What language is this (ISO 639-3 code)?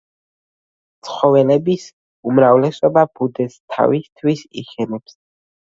kat